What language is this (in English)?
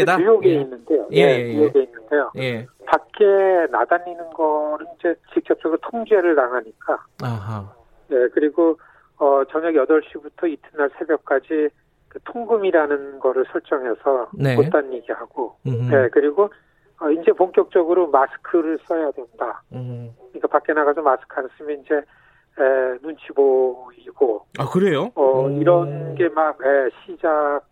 Korean